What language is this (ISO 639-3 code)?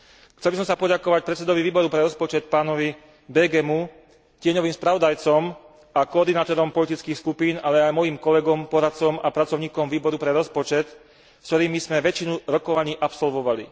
slk